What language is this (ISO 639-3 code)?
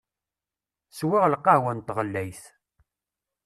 kab